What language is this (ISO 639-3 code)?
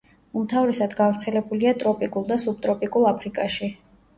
kat